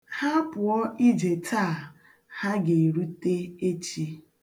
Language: Igbo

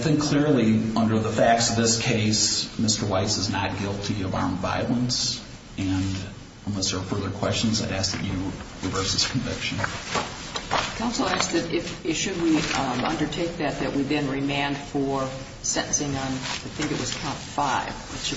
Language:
English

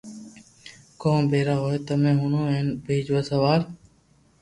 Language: Loarki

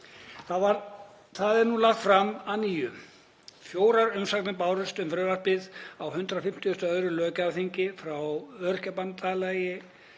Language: Icelandic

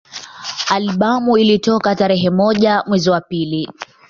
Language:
Swahili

